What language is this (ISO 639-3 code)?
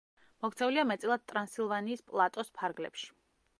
kat